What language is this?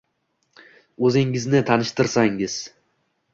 Uzbek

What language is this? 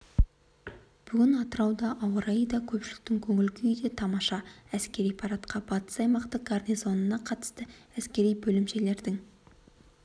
Kazakh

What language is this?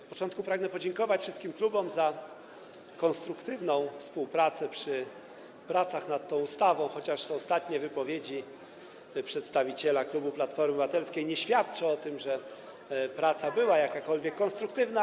Polish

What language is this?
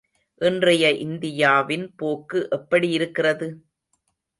Tamil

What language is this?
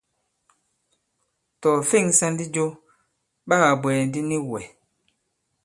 Bankon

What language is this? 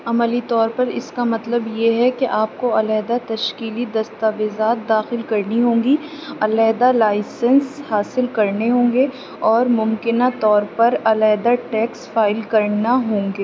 Urdu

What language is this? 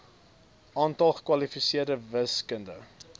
Afrikaans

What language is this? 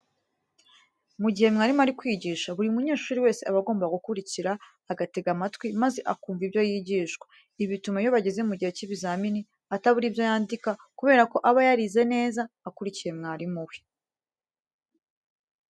Kinyarwanda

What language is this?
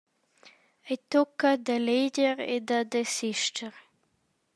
Romansh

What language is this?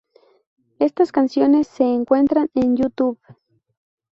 Spanish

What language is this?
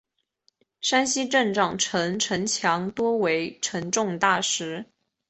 Chinese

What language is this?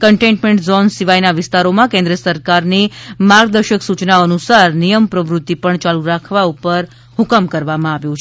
Gujarati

